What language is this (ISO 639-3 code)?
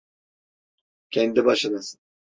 tur